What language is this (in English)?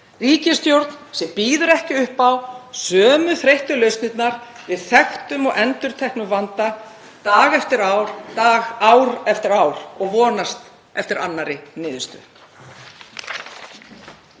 Icelandic